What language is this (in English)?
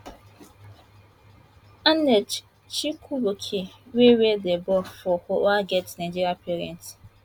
Nigerian Pidgin